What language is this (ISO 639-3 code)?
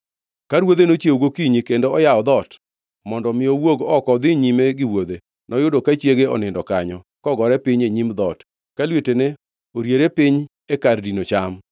luo